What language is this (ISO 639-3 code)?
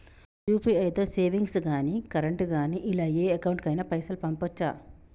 tel